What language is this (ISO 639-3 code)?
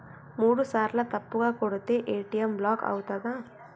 tel